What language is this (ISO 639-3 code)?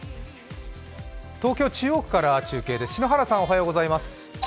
jpn